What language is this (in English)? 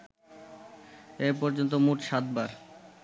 Bangla